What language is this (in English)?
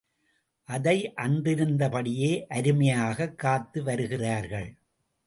Tamil